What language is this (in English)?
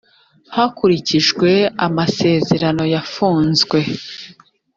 Kinyarwanda